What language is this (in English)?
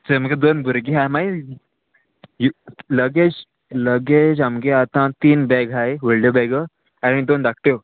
Konkani